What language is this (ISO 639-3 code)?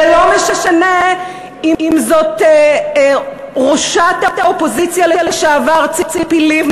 heb